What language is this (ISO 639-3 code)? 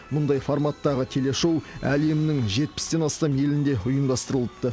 kaz